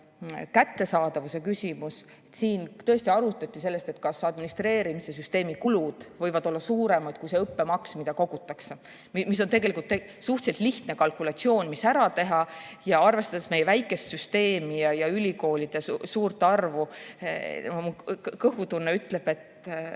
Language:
Estonian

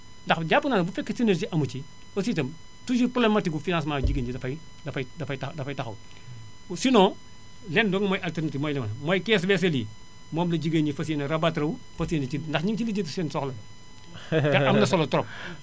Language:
Wolof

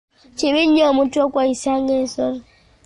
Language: Ganda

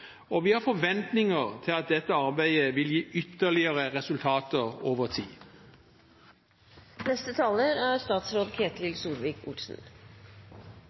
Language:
Norwegian Bokmål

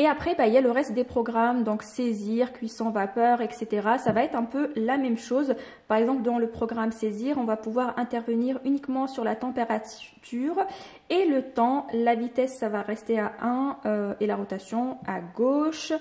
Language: French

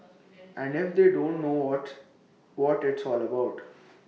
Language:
English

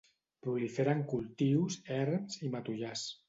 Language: Catalan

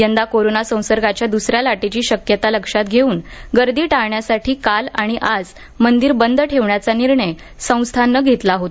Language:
Marathi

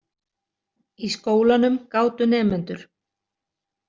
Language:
Icelandic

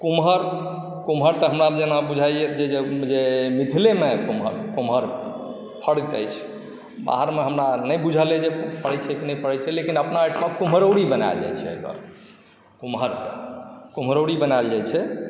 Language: Maithili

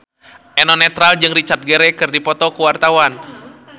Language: Sundanese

